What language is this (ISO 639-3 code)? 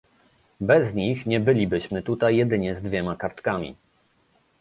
pol